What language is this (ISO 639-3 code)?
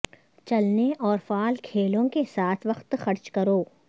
urd